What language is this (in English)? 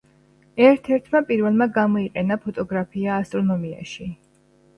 Georgian